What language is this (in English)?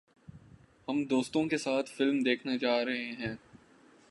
Urdu